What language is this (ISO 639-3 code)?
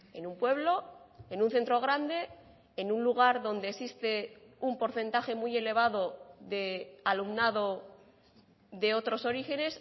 spa